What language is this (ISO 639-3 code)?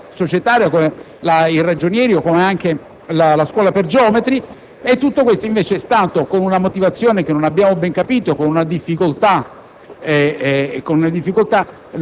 ita